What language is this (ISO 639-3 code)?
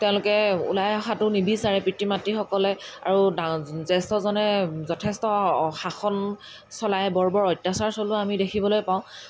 asm